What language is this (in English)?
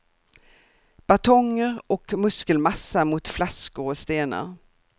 Swedish